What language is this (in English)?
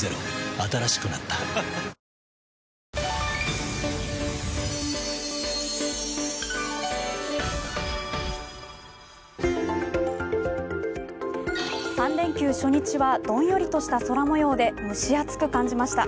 Japanese